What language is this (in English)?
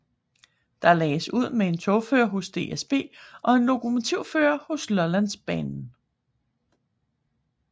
Danish